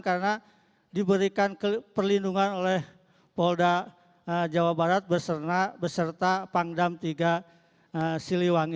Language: Indonesian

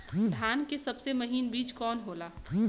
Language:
Bhojpuri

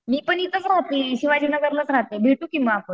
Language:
Marathi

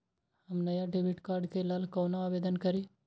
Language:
Maithili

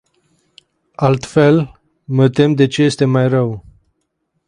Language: Romanian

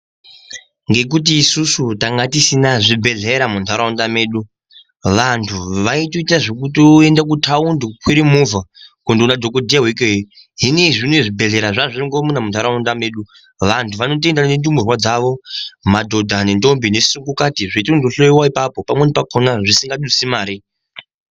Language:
Ndau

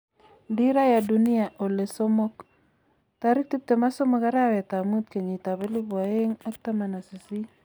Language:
Kalenjin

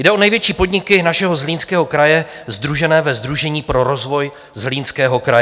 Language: Czech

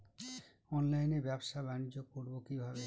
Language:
Bangla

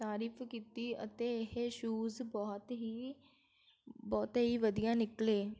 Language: Punjabi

